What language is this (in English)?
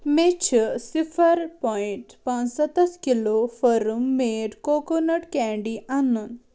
Kashmiri